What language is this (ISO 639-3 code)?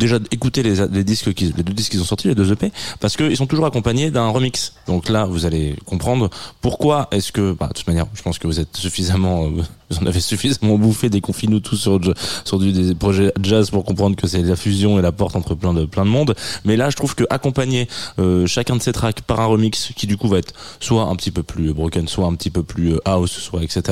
fra